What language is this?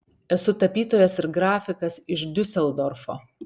Lithuanian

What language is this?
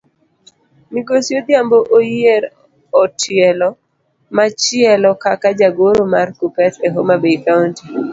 Luo (Kenya and Tanzania)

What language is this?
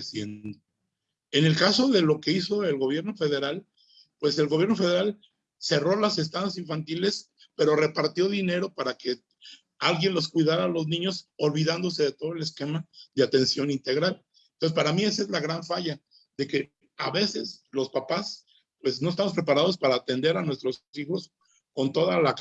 Spanish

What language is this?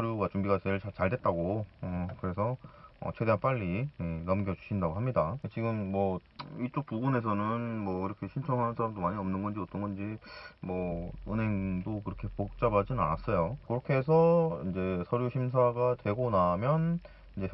Korean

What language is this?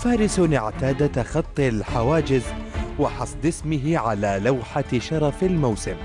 Arabic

